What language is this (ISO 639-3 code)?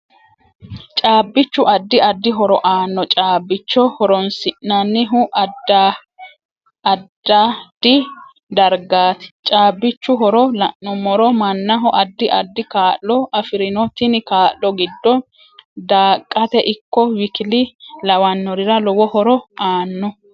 sid